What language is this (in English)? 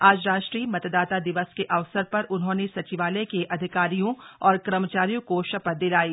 Hindi